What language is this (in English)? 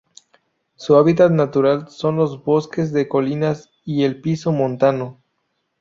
Spanish